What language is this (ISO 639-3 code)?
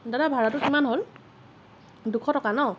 asm